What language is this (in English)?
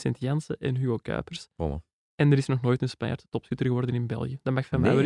Dutch